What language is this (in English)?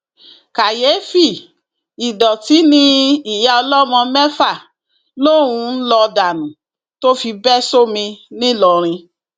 Yoruba